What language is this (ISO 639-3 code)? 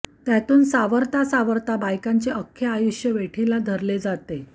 mar